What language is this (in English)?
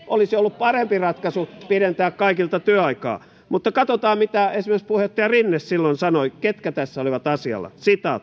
Finnish